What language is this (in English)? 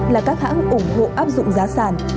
Vietnamese